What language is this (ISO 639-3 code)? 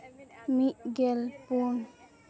sat